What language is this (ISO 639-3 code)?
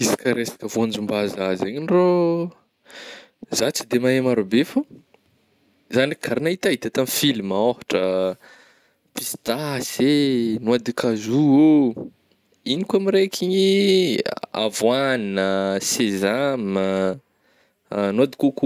bmm